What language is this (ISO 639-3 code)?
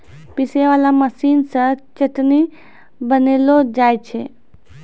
mai